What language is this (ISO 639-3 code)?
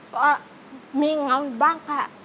tha